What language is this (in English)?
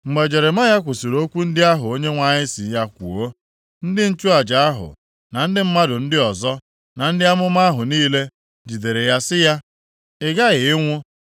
Igbo